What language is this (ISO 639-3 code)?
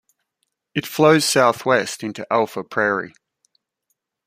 eng